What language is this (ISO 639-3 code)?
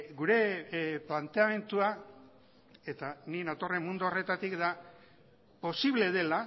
eus